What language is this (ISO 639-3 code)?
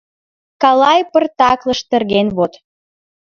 chm